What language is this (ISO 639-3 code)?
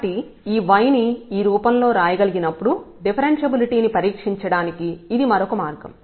tel